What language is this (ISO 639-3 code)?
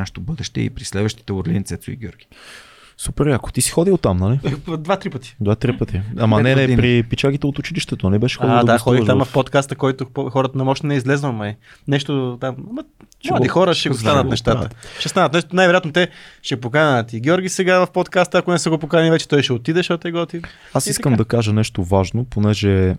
bul